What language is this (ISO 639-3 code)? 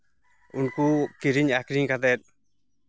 sat